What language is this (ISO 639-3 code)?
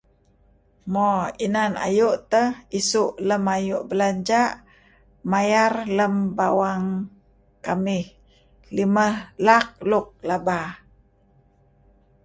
kzi